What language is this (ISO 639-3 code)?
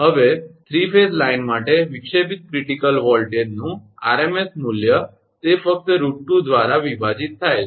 guj